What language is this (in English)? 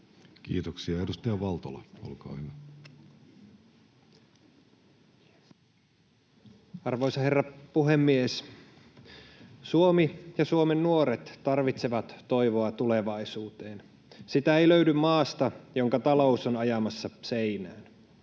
Finnish